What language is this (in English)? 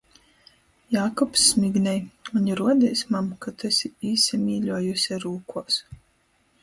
Latgalian